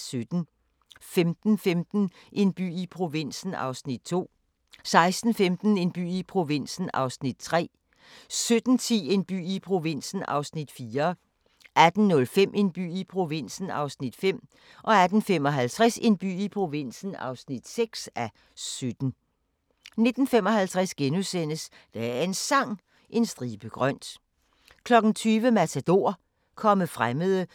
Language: Danish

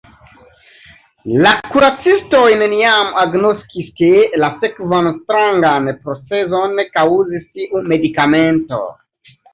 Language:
Esperanto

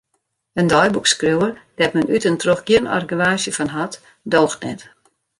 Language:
Western Frisian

